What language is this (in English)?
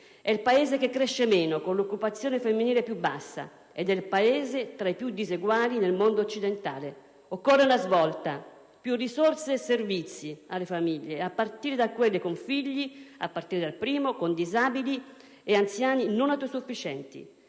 Italian